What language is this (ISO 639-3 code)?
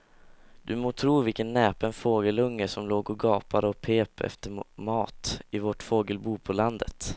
swe